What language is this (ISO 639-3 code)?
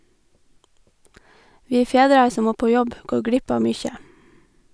nor